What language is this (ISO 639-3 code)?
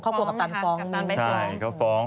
tha